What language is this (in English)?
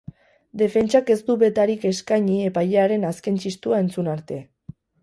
Basque